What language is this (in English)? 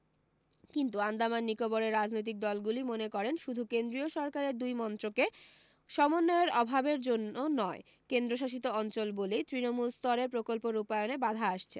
Bangla